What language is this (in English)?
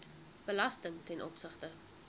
Afrikaans